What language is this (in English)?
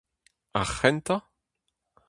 Breton